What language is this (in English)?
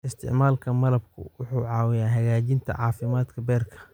Somali